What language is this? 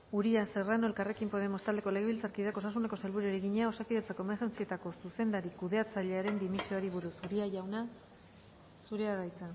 Basque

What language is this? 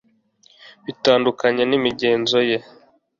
Kinyarwanda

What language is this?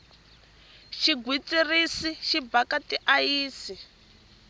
Tsonga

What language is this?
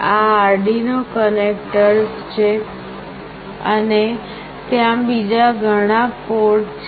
Gujarati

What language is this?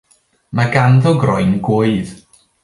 Welsh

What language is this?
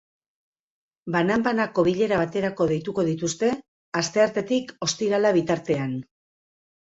Basque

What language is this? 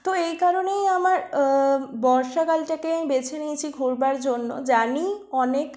Bangla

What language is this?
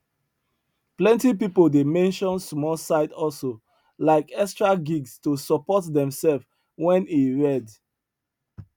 Nigerian Pidgin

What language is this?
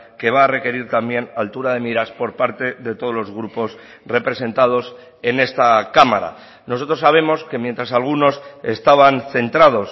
Spanish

